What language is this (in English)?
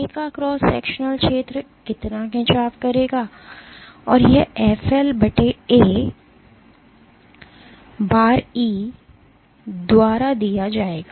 Hindi